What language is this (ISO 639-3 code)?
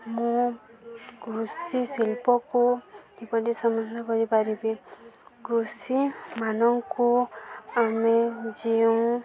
ori